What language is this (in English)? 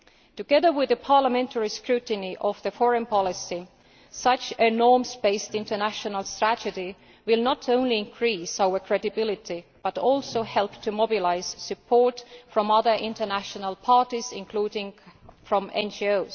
English